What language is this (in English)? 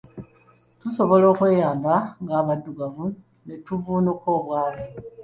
Ganda